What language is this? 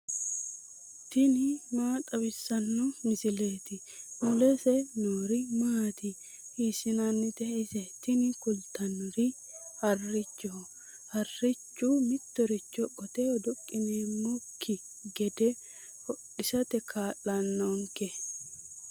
Sidamo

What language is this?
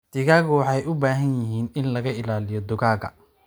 Somali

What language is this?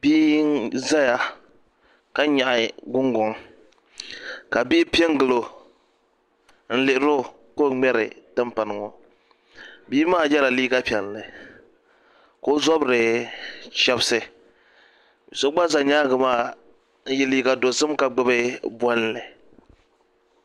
Dagbani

